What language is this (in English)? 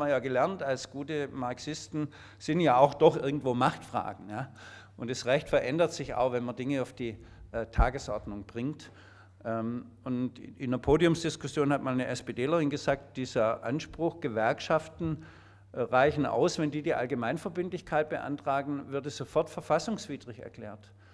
German